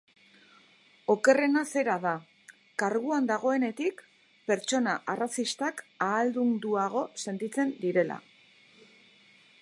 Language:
Basque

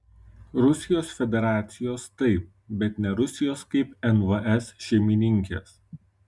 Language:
Lithuanian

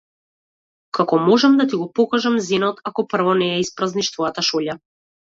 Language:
Macedonian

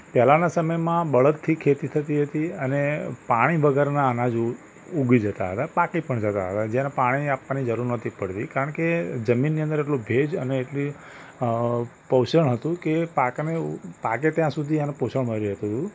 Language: Gujarati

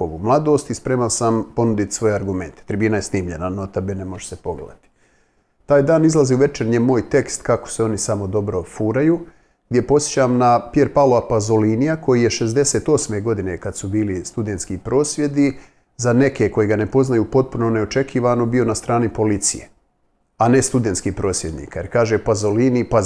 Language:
Croatian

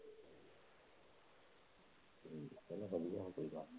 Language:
Punjabi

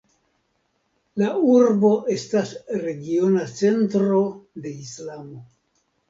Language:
Esperanto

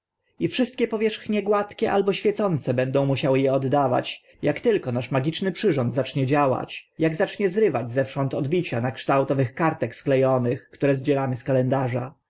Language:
Polish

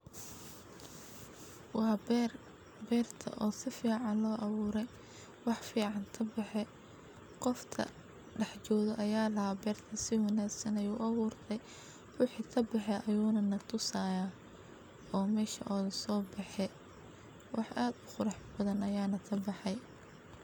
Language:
Somali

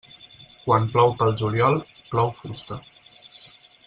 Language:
Catalan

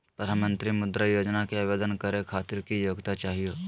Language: Magahi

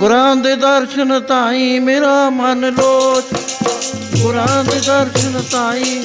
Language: Punjabi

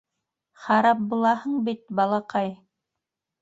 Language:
Bashkir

